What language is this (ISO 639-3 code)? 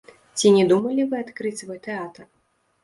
bel